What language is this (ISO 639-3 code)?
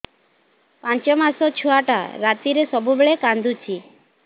ori